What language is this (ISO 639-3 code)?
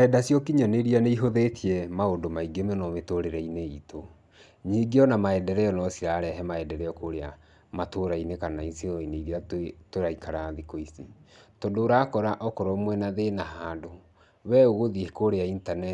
kik